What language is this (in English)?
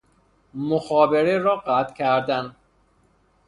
Persian